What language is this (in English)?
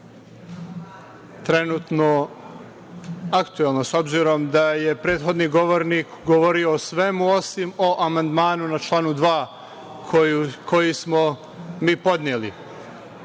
Serbian